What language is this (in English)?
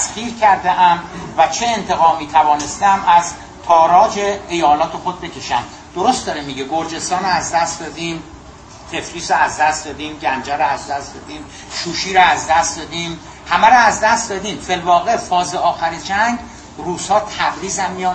Persian